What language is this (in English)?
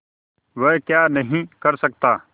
Hindi